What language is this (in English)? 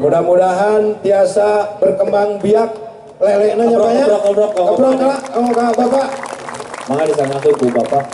Indonesian